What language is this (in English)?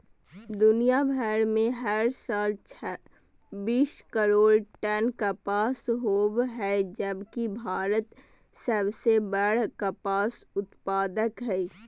Magahi